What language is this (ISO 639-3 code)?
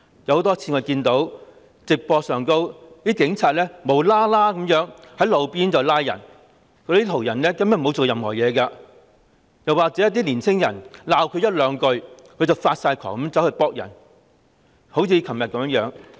yue